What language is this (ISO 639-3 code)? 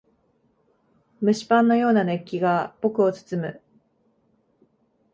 jpn